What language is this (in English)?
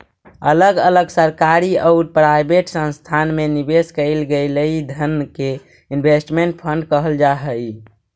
Magahi